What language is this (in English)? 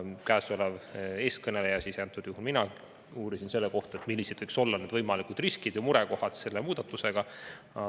Estonian